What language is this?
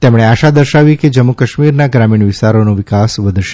Gujarati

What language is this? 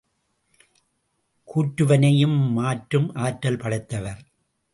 Tamil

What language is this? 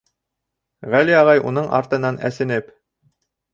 Bashkir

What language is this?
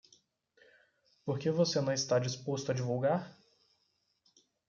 Portuguese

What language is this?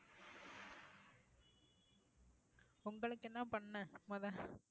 Tamil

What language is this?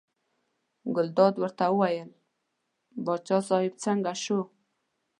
Pashto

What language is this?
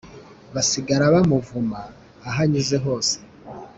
Kinyarwanda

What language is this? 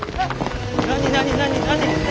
Japanese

